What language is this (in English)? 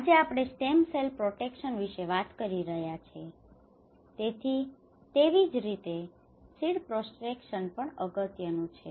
Gujarati